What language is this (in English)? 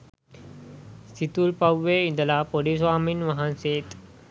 Sinhala